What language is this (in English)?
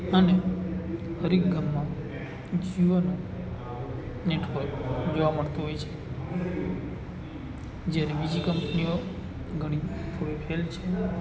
Gujarati